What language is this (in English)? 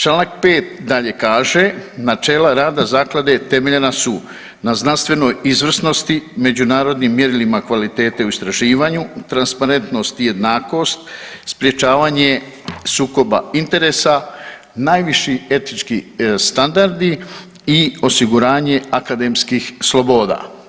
Croatian